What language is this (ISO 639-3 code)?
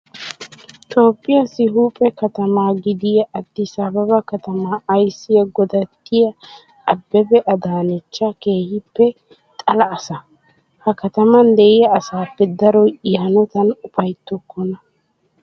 wal